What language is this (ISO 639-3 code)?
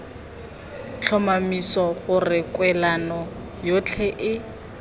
tsn